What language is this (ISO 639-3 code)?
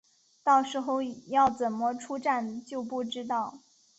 zho